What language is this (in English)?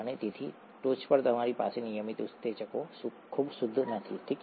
Gujarati